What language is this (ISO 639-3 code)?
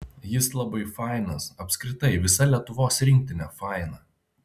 lit